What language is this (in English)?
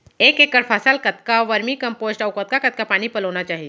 Chhattisgarhi